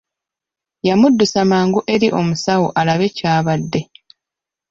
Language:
Ganda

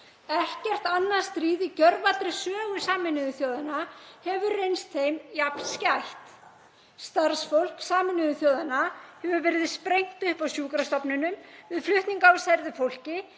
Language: Icelandic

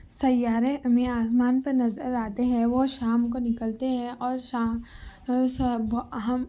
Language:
Urdu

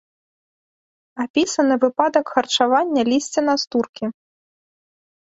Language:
Belarusian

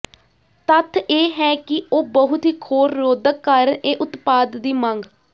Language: Punjabi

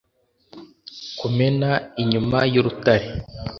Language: Kinyarwanda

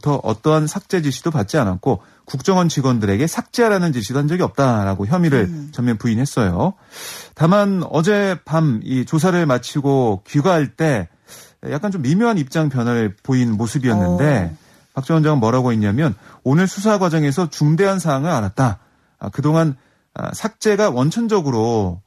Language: Korean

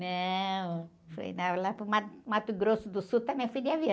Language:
Portuguese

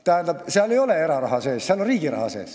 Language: Estonian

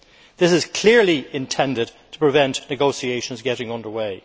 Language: English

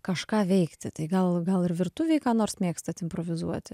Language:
Lithuanian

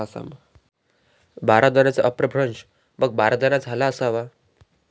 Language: Marathi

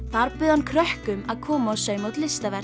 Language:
Icelandic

